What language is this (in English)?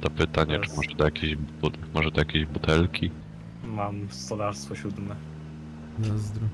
Polish